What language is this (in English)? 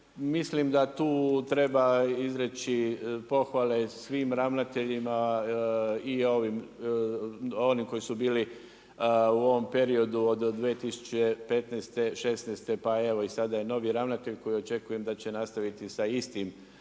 Croatian